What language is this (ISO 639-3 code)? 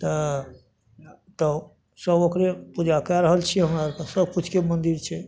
mai